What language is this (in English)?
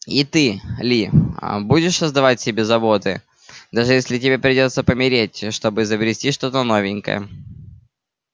Russian